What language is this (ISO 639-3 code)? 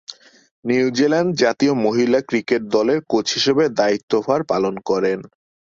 ben